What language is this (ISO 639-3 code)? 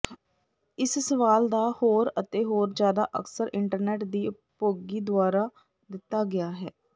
pan